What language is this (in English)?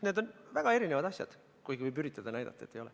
Estonian